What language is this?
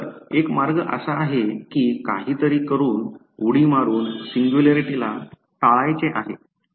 Marathi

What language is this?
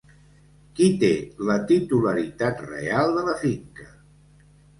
Catalan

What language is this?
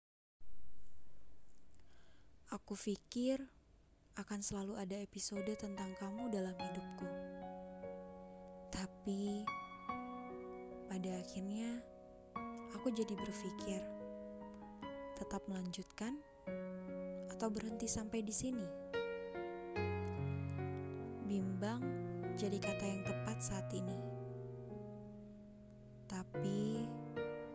Indonesian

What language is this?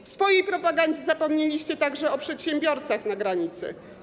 Polish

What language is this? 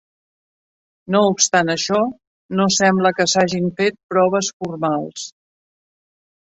Catalan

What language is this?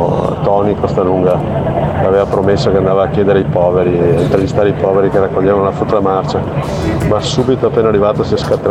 Italian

